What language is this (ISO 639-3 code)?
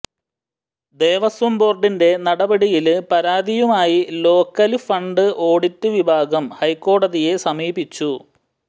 mal